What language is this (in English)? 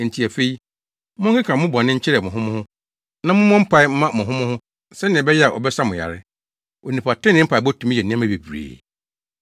Akan